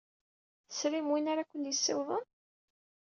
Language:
Kabyle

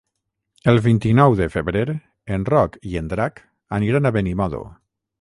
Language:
Catalan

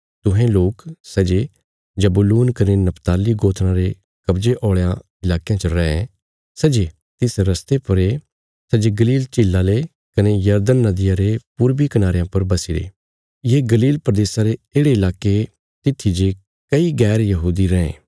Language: Bilaspuri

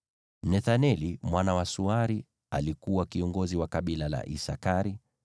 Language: Swahili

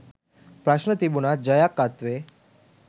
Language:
Sinhala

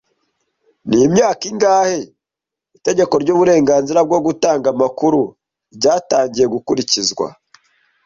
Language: Kinyarwanda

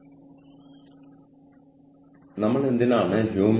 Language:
Malayalam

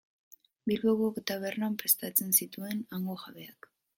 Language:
Basque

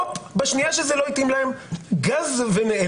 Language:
Hebrew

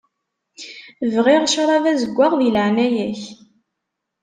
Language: Kabyle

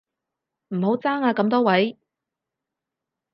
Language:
Cantonese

